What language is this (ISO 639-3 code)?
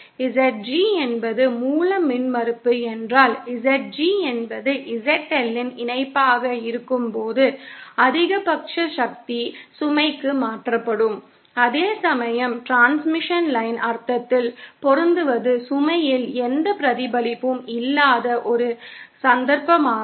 tam